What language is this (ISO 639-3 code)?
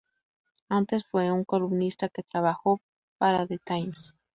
spa